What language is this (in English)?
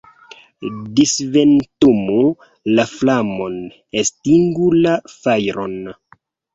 Esperanto